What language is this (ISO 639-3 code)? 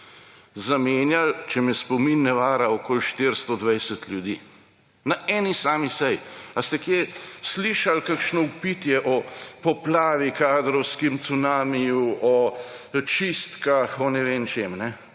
slv